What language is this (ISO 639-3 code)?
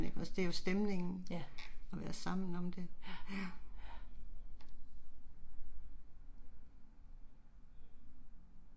dan